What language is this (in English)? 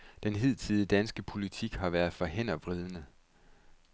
Danish